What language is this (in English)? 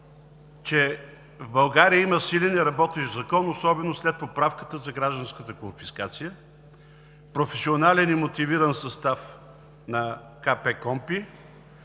Bulgarian